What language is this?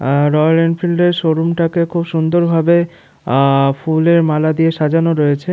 Bangla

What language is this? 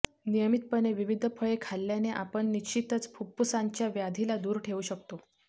Marathi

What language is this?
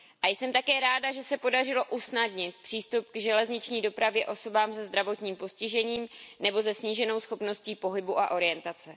Czech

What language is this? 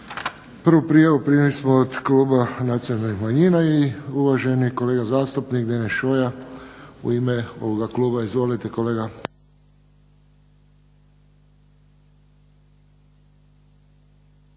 Croatian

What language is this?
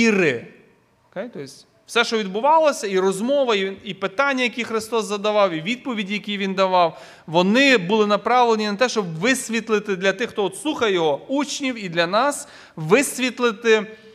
Ukrainian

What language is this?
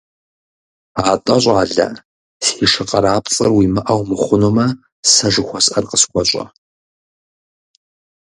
Kabardian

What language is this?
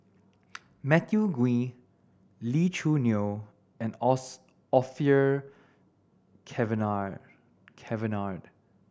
English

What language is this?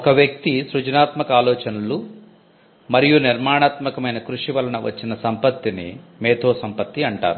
Telugu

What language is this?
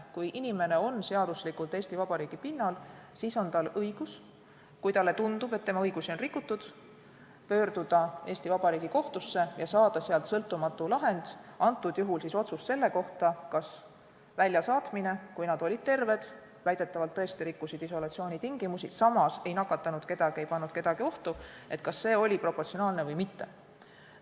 Estonian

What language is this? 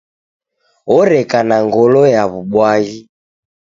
Taita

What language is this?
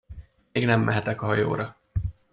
Hungarian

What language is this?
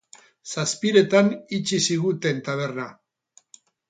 Basque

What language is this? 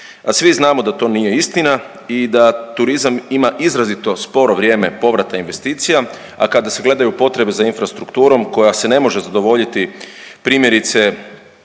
Croatian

